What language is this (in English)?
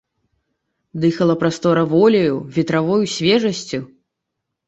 Belarusian